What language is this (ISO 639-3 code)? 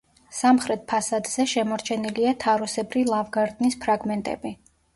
kat